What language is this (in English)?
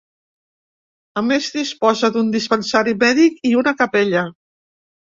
Catalan